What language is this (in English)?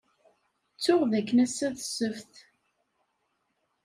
Kabyle